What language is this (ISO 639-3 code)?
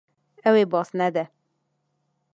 kur